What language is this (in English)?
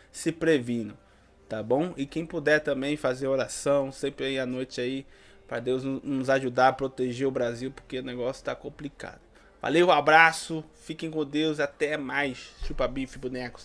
Portuguese